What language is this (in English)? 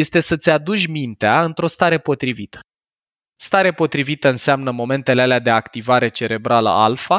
Romanian